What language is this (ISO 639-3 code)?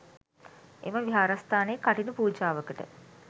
sin